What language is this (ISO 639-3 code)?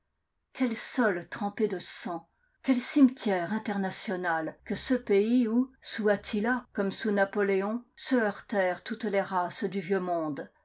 fra